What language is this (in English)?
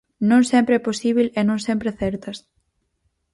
Galician